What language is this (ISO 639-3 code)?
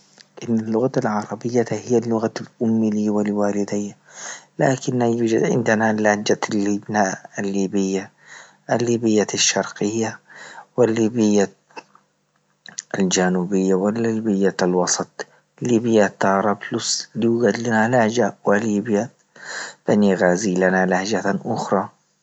ayl